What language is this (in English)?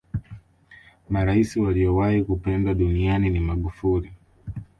Swahili